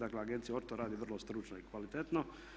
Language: Croatian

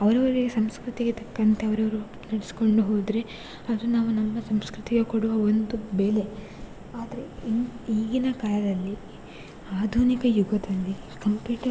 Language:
Kannada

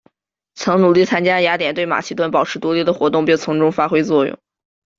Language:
Chinese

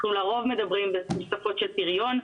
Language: Hebrew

